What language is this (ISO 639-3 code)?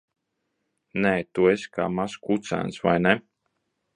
lav